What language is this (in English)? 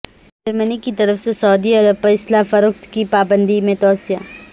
Urdu